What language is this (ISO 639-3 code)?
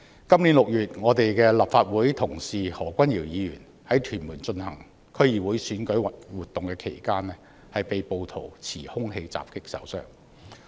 yue